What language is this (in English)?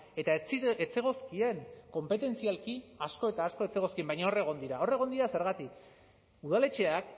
Basque